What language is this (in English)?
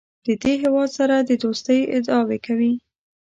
Pashto